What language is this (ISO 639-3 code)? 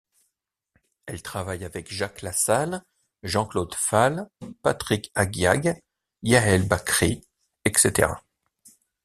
fra